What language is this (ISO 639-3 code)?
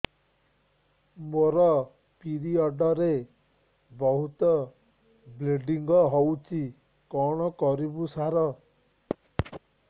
ori